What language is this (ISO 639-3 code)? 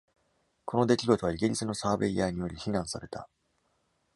jpn